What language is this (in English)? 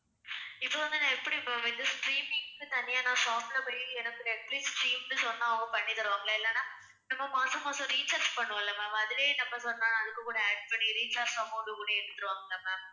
Tamil